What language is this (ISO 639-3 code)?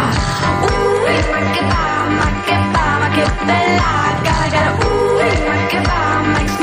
ell